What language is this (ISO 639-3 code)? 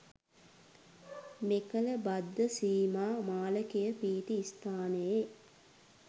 sin